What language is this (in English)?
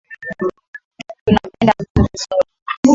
Swahili